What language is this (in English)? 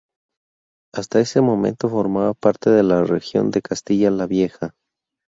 Spanish